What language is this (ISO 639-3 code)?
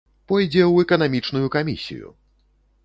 bel